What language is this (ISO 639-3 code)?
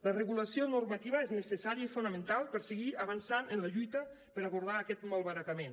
cat